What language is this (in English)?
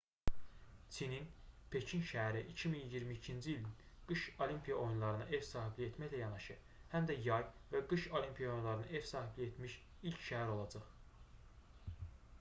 Azerbaijani